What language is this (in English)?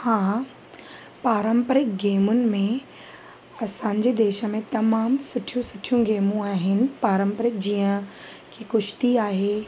Sindhi